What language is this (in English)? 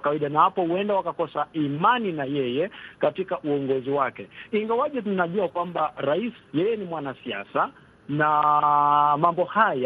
Swahili